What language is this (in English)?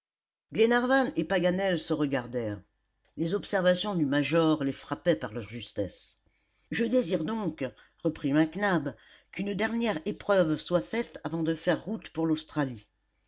French